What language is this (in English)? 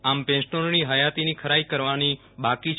Gujarati